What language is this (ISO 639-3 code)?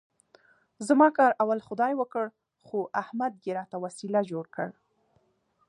pus